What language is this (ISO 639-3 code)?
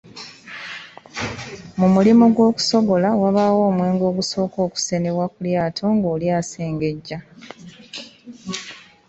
lug